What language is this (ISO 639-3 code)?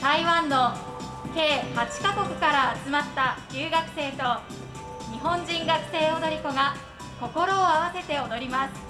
jpn